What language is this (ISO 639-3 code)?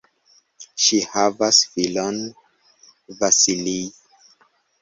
epo